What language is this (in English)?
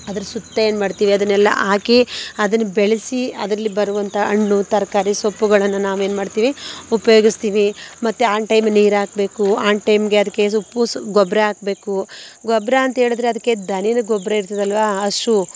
Kannada